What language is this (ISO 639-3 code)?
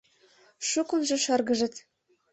chm